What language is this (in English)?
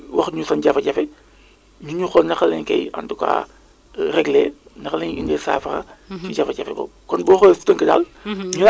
Wolof